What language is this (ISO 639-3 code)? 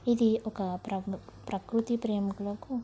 tel